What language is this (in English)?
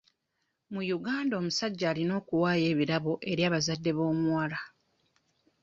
Ganda